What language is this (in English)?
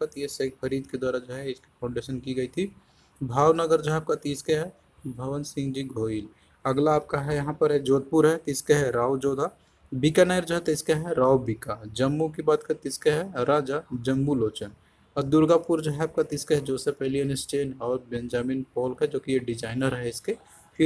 Hindi